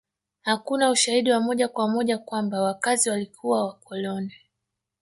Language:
Swahili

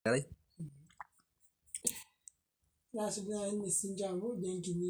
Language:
Masai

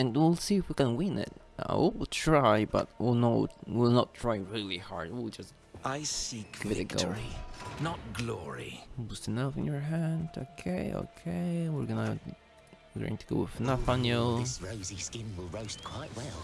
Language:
English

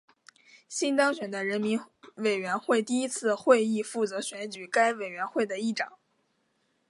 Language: Chinese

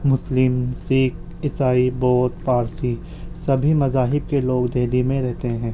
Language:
Urdu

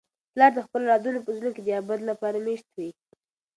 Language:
Pashto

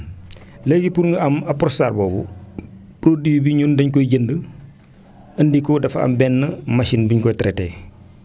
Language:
Wolof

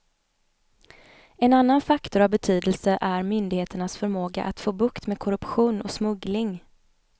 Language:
Swedish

